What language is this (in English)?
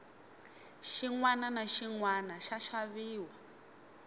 Tsonga